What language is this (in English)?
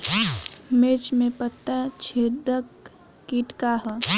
Bhojpuri